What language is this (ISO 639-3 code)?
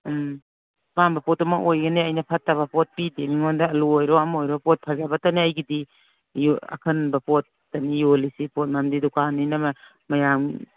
mni